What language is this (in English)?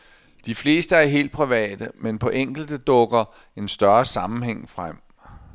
Danish